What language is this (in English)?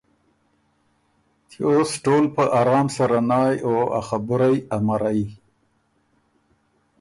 Ormuri